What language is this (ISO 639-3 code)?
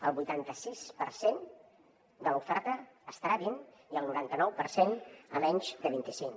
cat